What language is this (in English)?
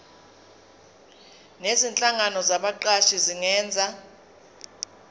Zulu